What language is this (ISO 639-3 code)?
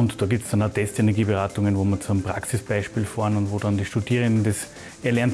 deu